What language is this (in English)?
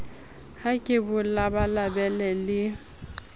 Southern Sotho